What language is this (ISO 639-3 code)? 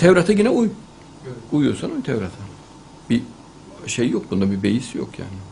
tur